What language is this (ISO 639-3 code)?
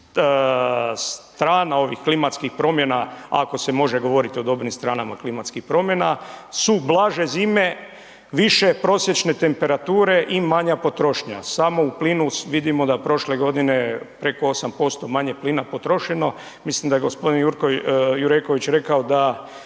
hrv